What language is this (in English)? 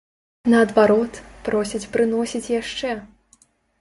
Belarusian